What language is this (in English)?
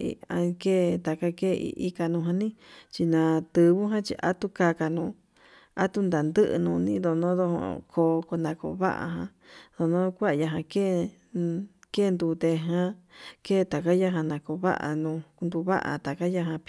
Yutanduchi Mixtec